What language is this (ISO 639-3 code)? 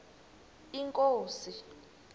xho